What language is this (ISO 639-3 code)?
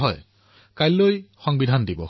asm